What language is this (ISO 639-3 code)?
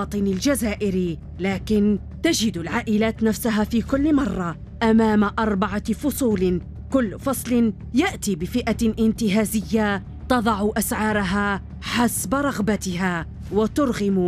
ara